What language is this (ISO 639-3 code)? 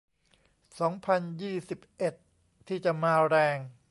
tha